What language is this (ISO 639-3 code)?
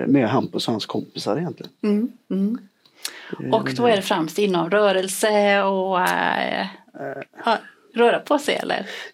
swe